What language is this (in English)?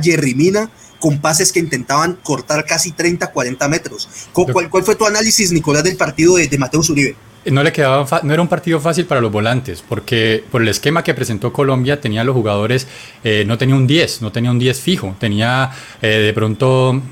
Spanish